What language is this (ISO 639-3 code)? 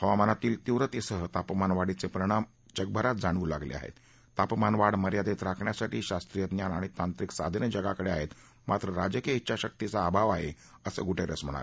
mar